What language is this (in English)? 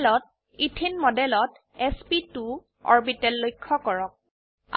Assamese